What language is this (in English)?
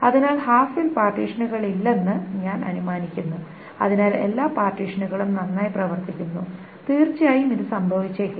Malayalam